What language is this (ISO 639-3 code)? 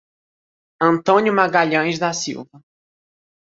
por